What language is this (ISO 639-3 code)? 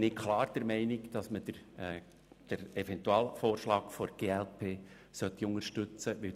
gsw